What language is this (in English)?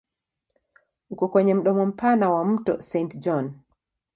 Swahili